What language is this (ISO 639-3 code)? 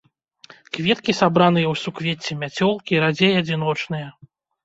bel